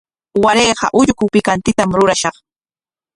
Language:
Corongo Ancash Quechua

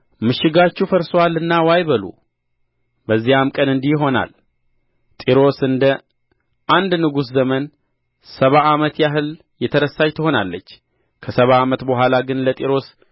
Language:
Amharic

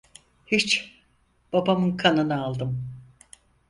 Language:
Turkish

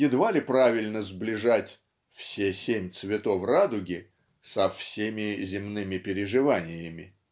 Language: Russian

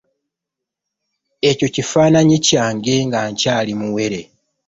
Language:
Ganda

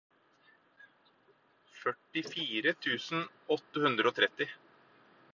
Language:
Norwegian Bokmål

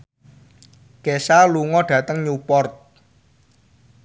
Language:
Javanese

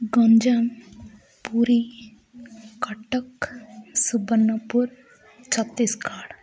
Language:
Odia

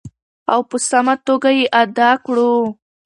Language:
Pashto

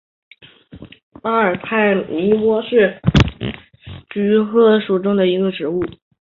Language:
Chinese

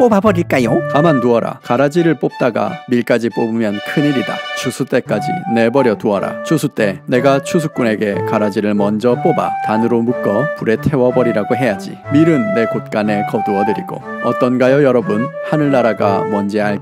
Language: Korean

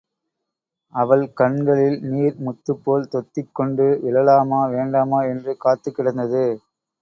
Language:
Tamil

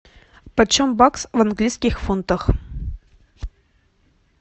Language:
Russian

